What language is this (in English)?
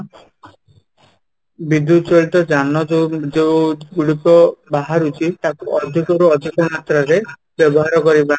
Odia